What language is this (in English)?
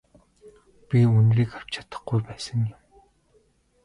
Mongolian